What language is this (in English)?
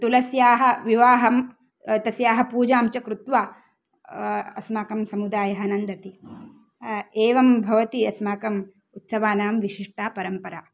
Sanskrit